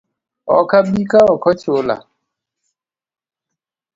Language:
Luo (Kenya and Tanzania)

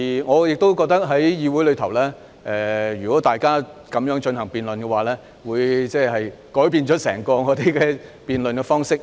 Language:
Cantonese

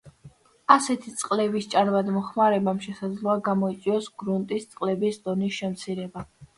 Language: Georgian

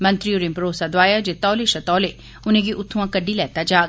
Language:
Dogri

